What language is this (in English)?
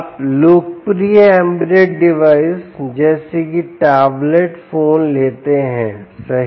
Hindi